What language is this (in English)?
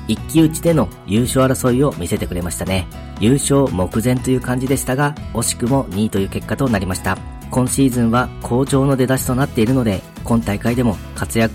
Japanese